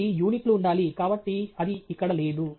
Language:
Telugu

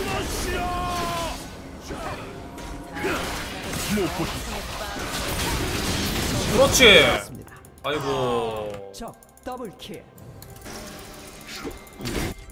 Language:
Korean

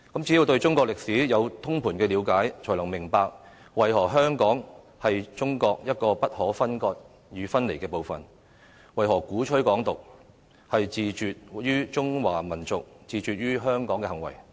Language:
Cantonese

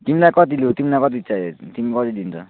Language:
Nepali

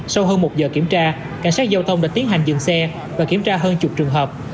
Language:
Vietnamese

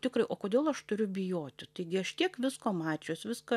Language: Lithuanian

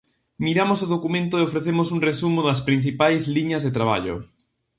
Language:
Galician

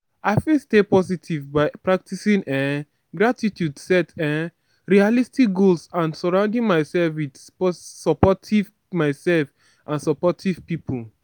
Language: Nigerian Pidgin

